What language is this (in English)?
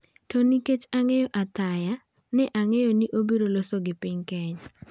Luo (Kenya and Tanzania)